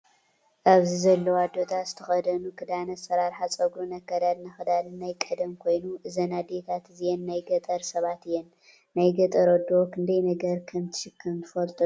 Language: Tigrinya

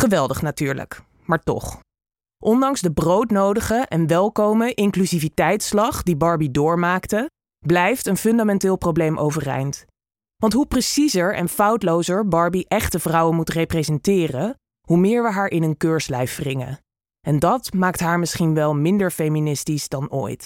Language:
Dutch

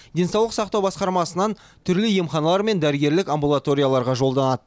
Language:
Kazakh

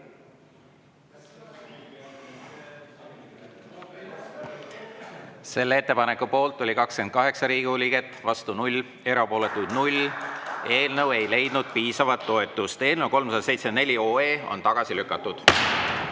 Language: Estonian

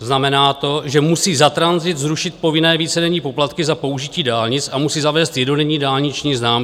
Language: Czech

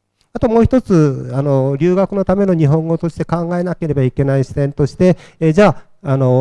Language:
Japanese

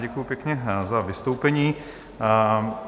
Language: Czech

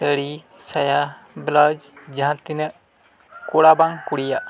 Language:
Santali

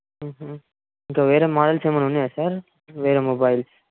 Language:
Telugu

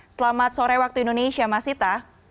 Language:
Indonesian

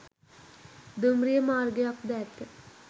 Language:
Sinhala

